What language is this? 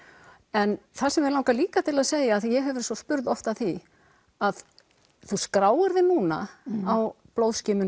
Icelandic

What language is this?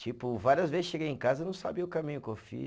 Portuguese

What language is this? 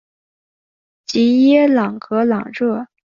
Chinese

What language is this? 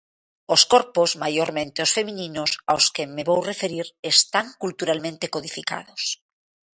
Galician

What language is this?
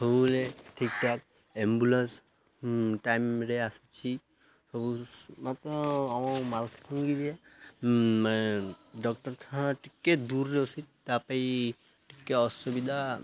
Odia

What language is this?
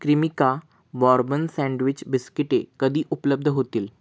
Marathi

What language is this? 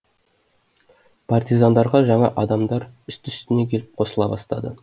Kazakh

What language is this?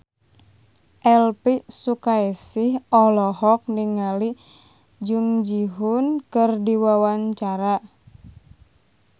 Sundanese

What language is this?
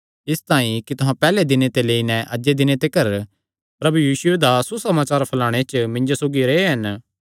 Kangri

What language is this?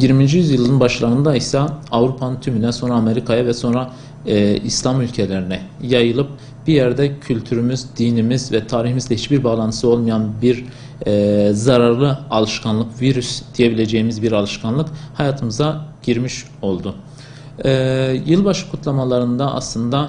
Turkish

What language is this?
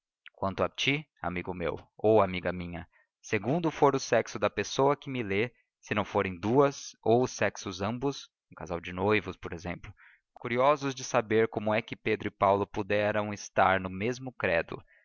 Portuguese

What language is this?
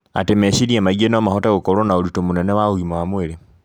Kikuyu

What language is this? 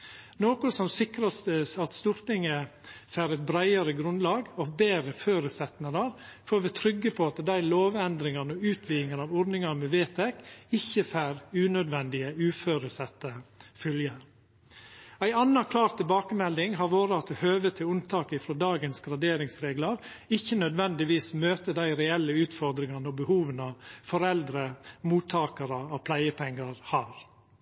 Norwegian Nynorsk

